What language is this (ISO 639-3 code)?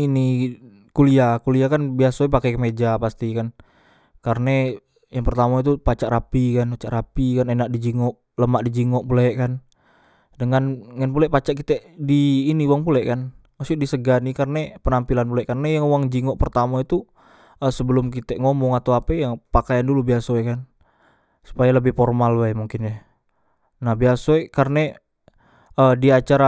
mui